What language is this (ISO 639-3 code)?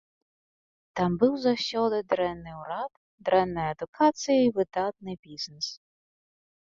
bel